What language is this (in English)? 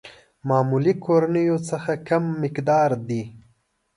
Pashto